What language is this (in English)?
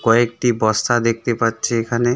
Bangla